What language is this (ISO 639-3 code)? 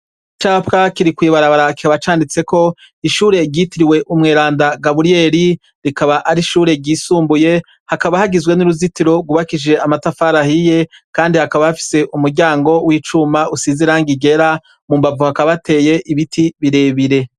run